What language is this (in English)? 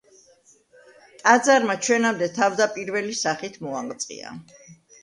Georgian